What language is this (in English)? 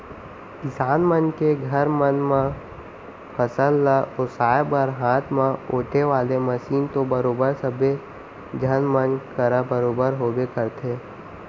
Chhattisgarhi